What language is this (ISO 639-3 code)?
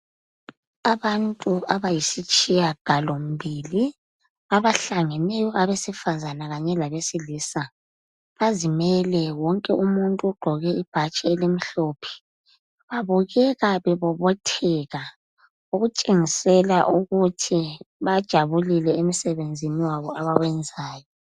nde